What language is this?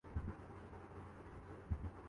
Urdu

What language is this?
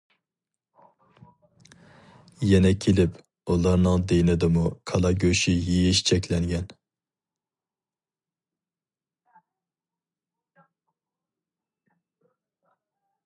Uyghur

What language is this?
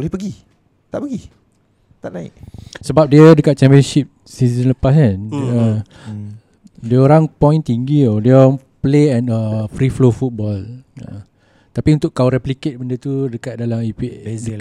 Malay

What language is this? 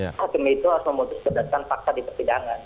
Indonesian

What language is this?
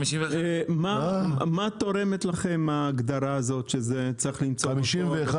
Hebrew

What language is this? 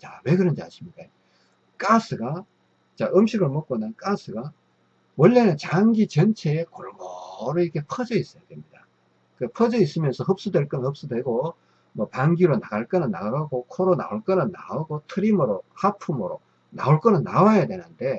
Korean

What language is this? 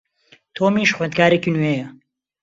Central Kurdish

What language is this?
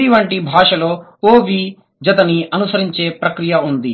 Telugu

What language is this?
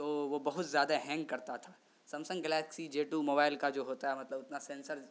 Urdu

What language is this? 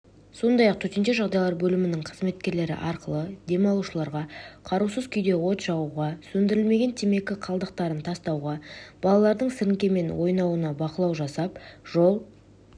Kazakh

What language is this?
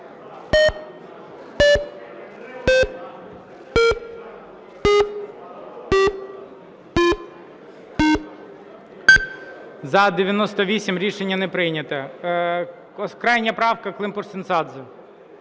Ukrainian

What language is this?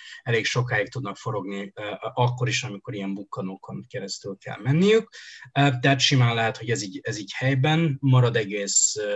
Hungarian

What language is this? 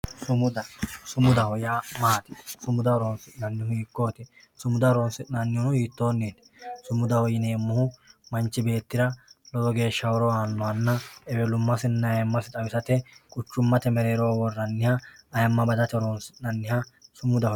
Sidamo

